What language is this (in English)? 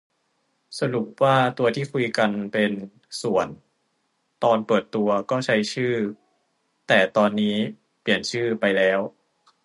Thai